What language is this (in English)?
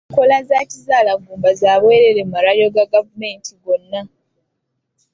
Ganda